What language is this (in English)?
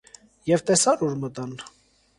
Armenian